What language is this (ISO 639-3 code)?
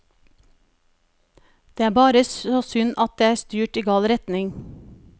nor